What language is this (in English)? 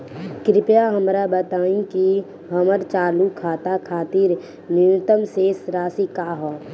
Bhojpuri